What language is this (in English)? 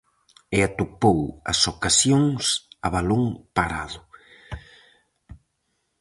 Galician